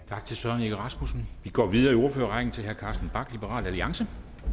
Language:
Danish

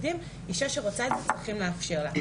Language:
Hebrew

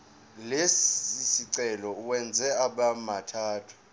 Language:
Zulu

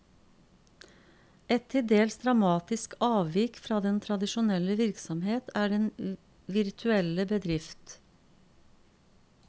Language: Norwegian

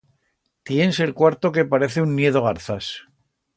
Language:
Aragonese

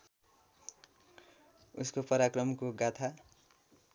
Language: Nepali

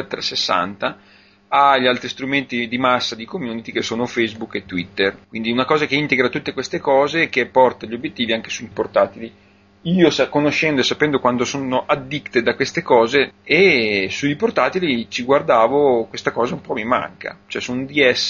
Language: Italian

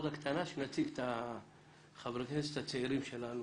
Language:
Hebrew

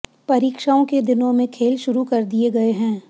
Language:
Hindi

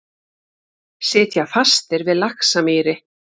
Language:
Icelandic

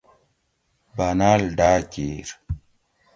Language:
Gawri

